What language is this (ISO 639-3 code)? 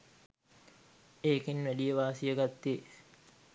sin